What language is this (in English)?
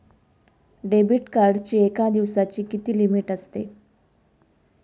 Marathi